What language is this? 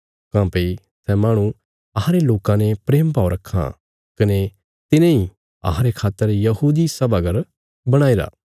Bilaspuri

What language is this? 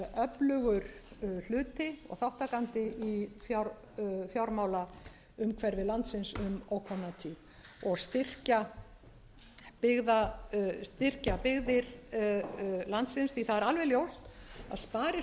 Icelandic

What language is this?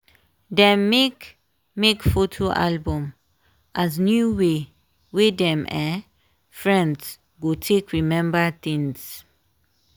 Nigerian Pidgin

